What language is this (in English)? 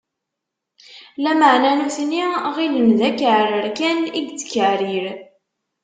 Kabyle